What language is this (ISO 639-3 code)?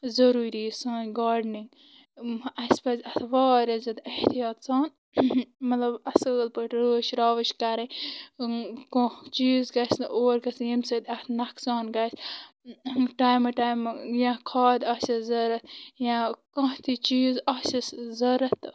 kas